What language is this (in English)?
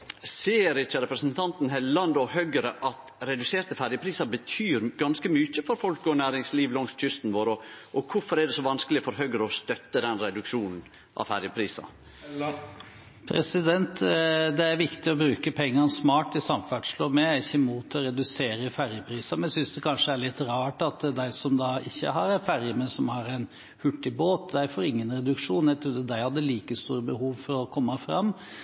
Norwegian